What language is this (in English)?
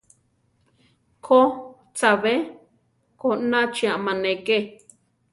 Central Tarahumara